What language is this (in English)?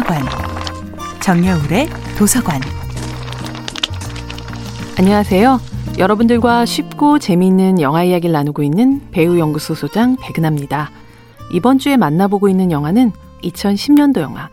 Korean